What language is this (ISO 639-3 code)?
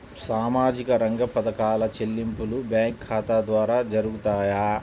tel